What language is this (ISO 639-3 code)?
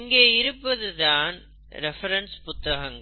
tam